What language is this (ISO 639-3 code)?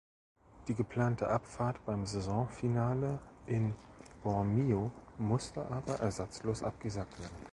deu